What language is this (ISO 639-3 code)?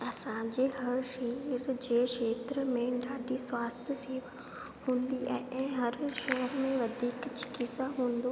snd